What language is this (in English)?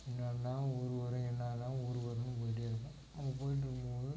Tamil